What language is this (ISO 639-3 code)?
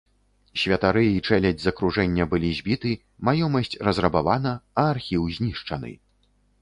bel